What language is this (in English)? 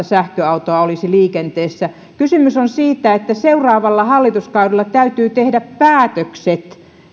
Finnish